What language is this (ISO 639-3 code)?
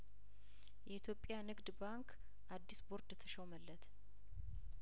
amh